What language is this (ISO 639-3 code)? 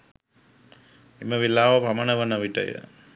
sin